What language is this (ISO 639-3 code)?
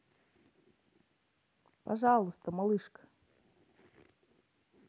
rus